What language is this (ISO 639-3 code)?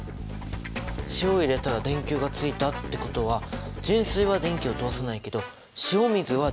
jpn